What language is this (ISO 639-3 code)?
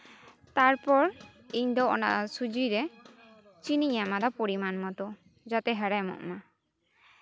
sat